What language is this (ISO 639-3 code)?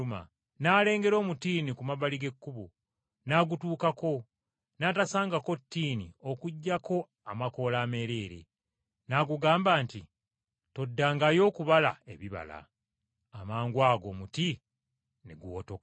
lug